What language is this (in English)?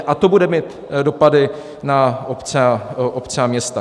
Czech